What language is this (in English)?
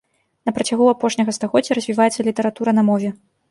Belarusian